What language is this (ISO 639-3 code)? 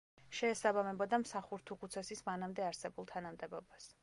kat